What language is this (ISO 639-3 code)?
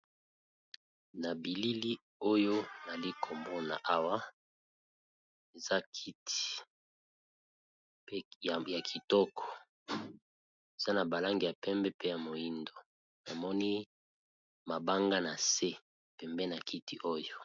lin